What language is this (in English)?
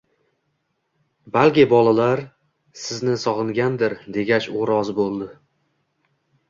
Uzbek